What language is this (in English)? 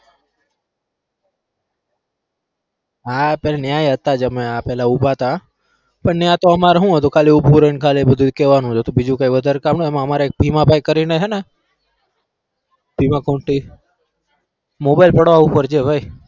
Gujarati